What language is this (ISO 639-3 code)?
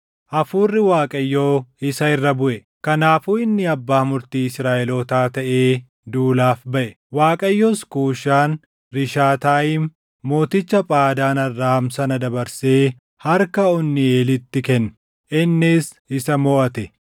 orm